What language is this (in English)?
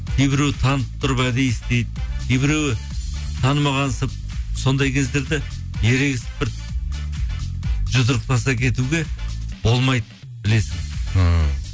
Kazakh